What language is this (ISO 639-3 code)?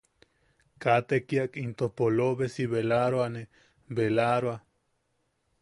yaq